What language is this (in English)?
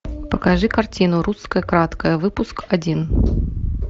Russian